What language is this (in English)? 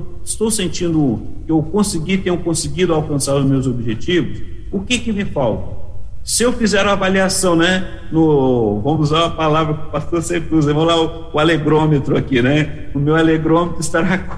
Portuguese